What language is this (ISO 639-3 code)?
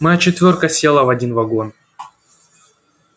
rus